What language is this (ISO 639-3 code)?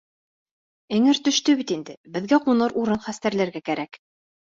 bak